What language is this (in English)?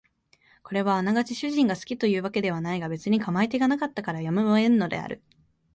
Japanese